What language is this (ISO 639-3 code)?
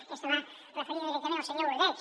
cat